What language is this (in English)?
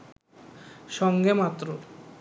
Bangla